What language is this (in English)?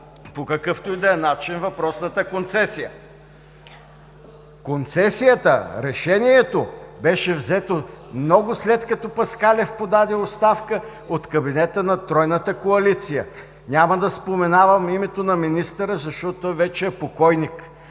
Bulgarian